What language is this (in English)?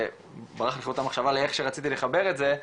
Hebrew